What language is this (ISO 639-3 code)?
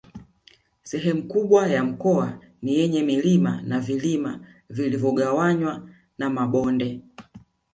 swa